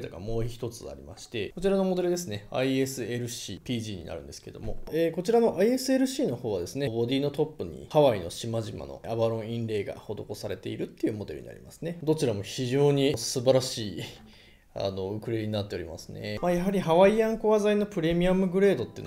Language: Japanese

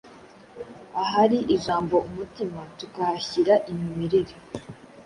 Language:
Kinyarwanda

